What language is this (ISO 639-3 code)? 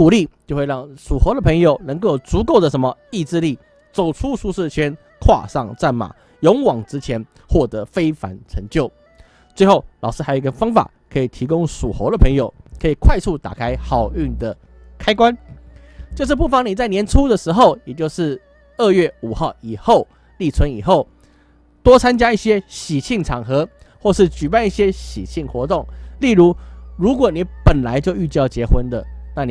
zho